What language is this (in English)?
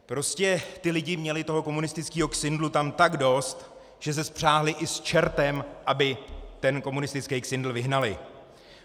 Czech